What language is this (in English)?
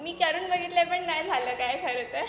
Marathi